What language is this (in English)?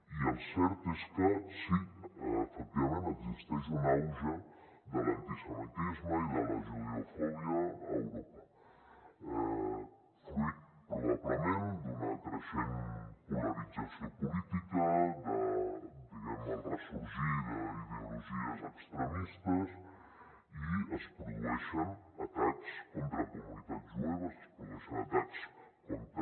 Catalan